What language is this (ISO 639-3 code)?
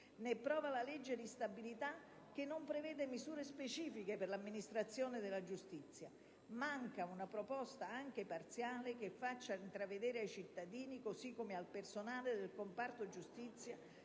ita